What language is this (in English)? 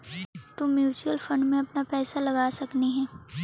Magahi